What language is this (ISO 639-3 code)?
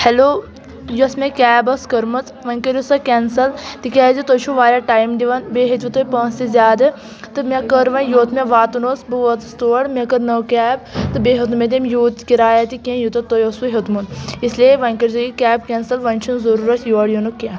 kas